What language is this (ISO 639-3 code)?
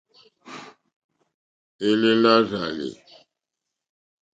bri